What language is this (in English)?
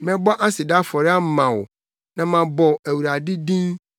Akan